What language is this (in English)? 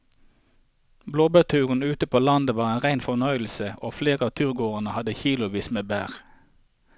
Norwegian